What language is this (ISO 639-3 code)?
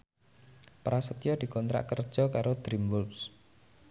jav